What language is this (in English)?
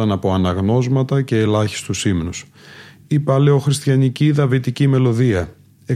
Greek